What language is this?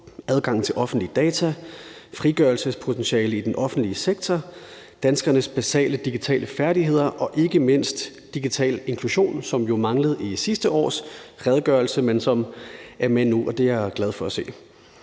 Danish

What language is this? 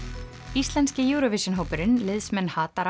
Icelandic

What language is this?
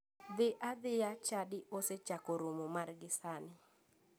Luo (Kenya and Tanzania)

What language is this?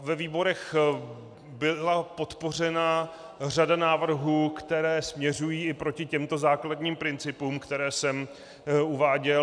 Czech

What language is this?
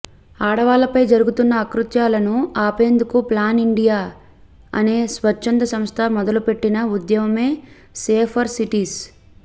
Telugu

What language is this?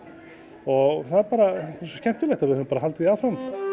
Icelandic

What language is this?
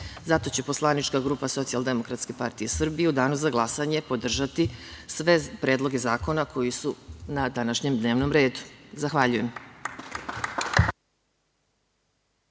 Serbian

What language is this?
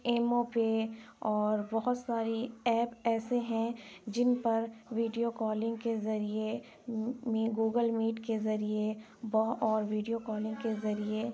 Urdu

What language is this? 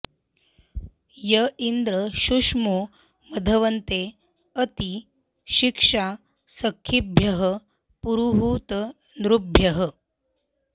Sanskrit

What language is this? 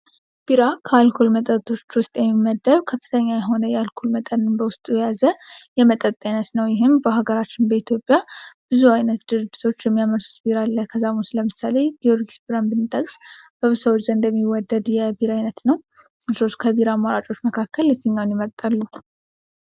Amharic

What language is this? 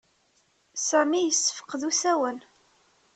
Kabyle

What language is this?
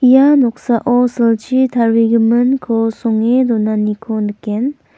Garo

